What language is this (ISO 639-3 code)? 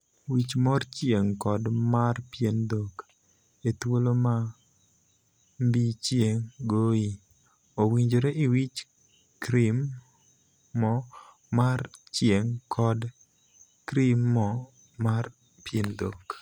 luo